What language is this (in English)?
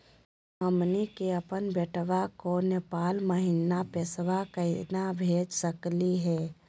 Magahi